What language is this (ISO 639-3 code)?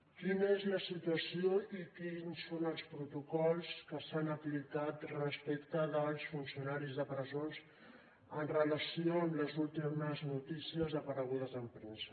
cat